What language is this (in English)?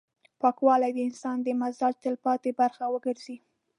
Pashto